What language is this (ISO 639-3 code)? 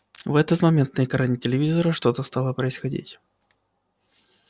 rus